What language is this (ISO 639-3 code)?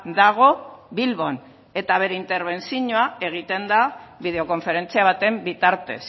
eus